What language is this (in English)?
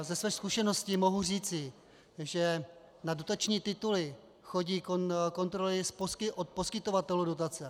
Czech